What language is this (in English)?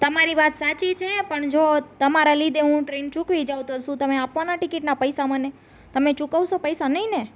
Gujarati